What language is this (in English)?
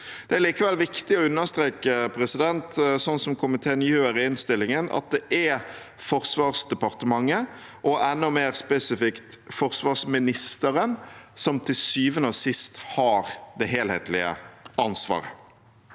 Norwegian